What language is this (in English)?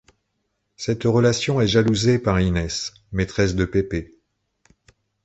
French